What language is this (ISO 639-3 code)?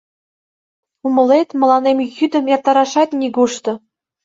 chm